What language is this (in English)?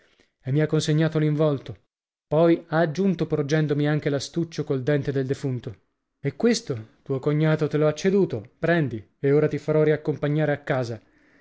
Italian